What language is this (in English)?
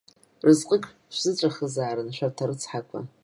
Abkhazian